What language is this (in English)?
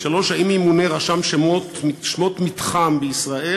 Hebrew